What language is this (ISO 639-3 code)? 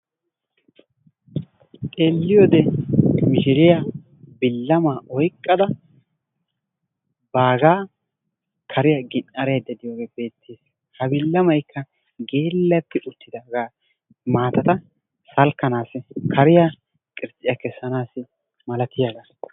wal